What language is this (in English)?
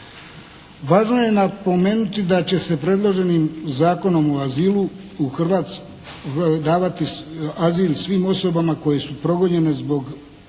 Croatian